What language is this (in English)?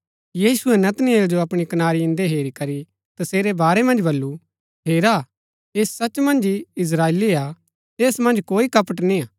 Gaddi